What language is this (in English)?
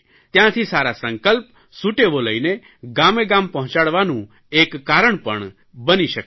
Gujarati